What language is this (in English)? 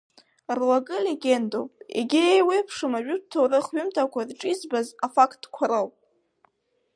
Abkhazian